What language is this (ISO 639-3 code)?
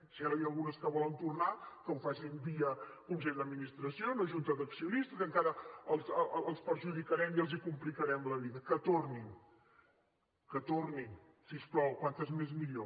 cat